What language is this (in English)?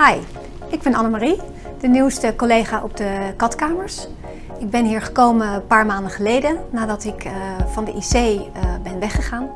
Dutch